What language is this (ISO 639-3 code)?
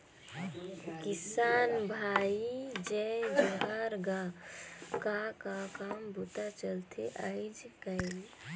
hne